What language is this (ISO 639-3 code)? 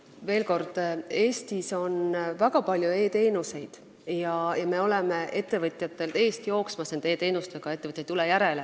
est